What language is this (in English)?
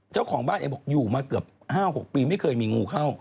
Thai